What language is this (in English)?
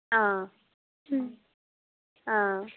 Sanskrit